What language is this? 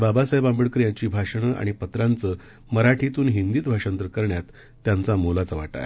Marathi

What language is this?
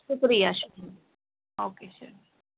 Urdu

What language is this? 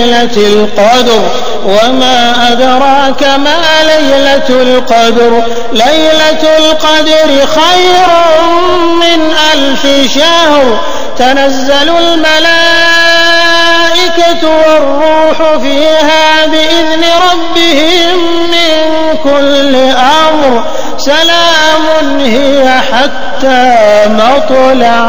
Arabic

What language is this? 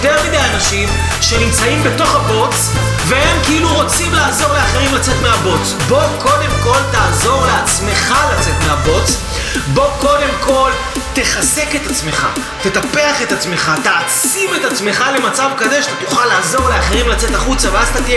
Hebrew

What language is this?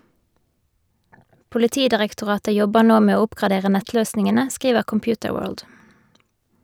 Norwegian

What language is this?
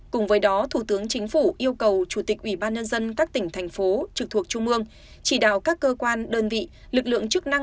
Vietnamese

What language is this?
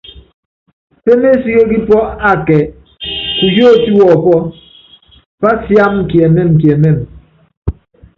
Yangben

